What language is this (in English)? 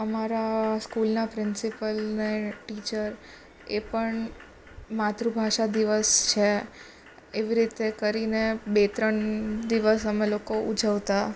Gujarati